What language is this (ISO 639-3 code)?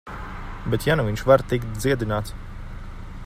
lav